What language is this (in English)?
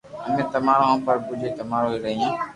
Loarki